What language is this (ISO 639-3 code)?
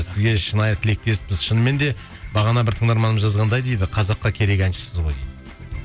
kaz